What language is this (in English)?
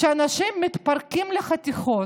Hebrew